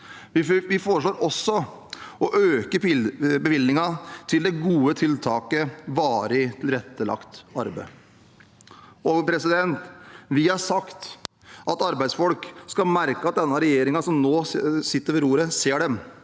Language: Norwegian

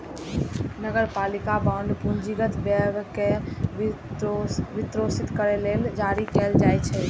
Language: Maithili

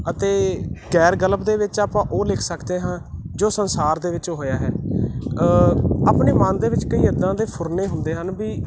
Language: Punjabi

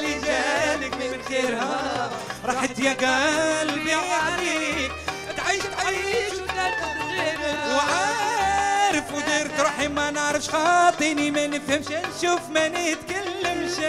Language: Arabic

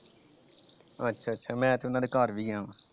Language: Punjabi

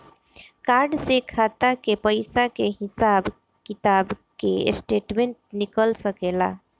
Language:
Bhojpuri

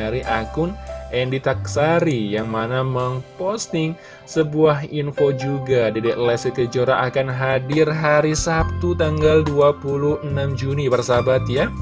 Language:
Indonesian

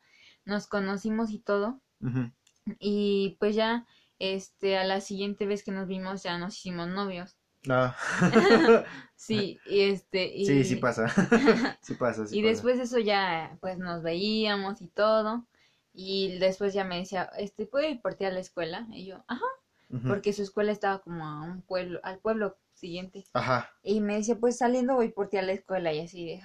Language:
Spanish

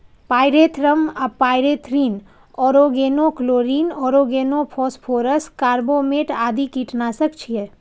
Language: Maithili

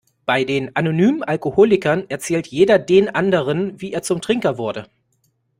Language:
German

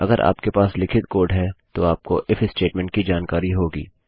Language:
Hindi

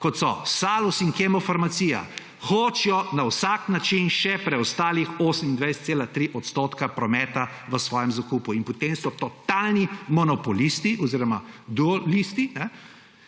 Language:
Slovenian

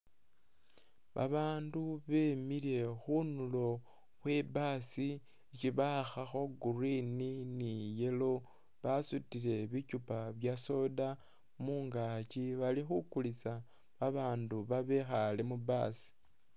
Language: Masaaba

